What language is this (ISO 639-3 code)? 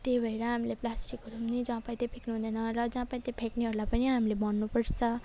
nep